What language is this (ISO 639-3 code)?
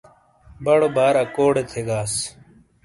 scl